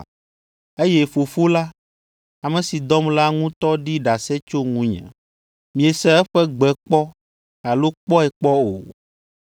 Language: Ewe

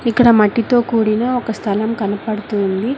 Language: Telugu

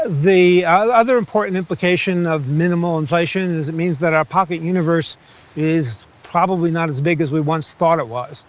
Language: English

